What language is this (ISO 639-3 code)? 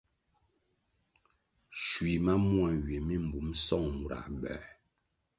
nmg